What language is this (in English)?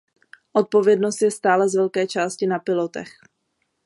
Czech